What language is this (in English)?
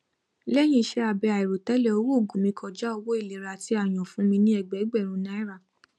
Yoruba